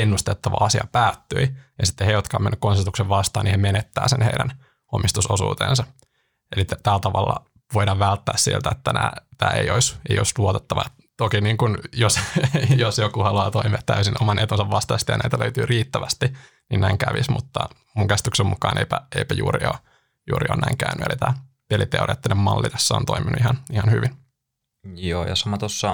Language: Finnish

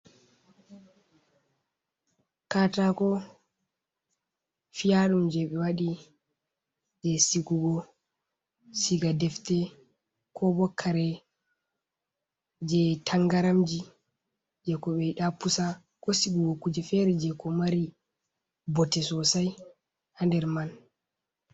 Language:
Fula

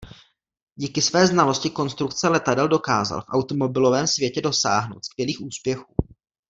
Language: Czech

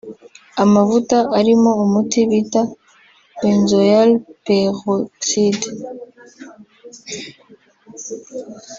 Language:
Kinyarwanda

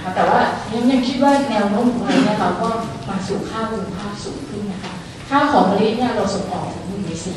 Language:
Thai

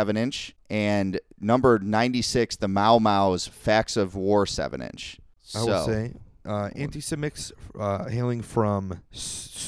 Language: English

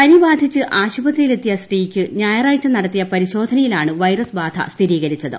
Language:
Malayalam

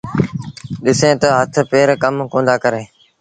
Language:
Sindhi Bhil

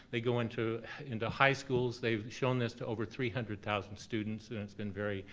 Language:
English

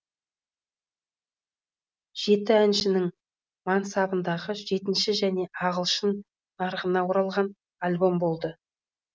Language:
Kazakh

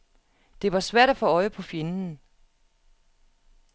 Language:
Danish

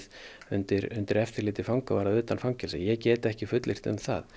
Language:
Icelandic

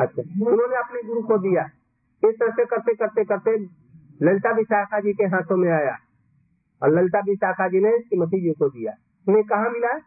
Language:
Hindi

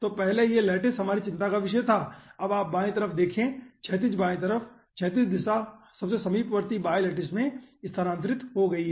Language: Hindi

